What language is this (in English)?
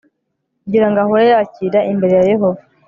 Kinyarwanda